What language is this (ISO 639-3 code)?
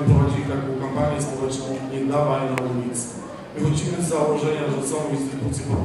pol